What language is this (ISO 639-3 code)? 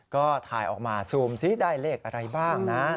tha